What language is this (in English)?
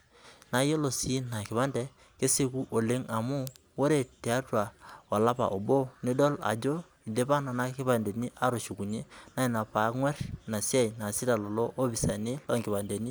Masai